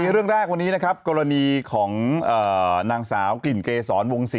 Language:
Thai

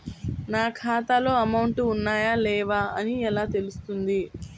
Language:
Telugu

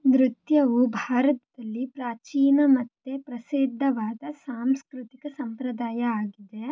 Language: Kannada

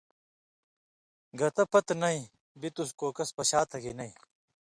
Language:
Indus Kohistani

